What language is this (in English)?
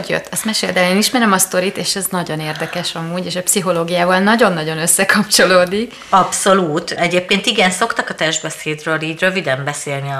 Hungarian